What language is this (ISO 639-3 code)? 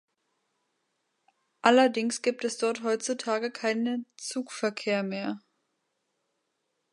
deu